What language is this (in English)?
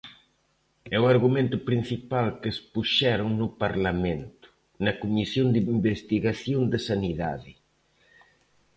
Galician